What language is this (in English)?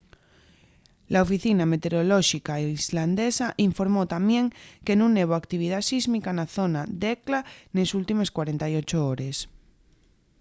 Asturian